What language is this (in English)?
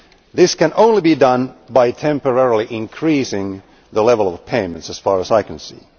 English